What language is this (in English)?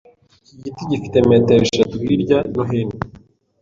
Kinyarwanda